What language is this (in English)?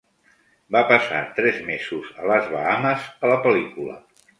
Catalan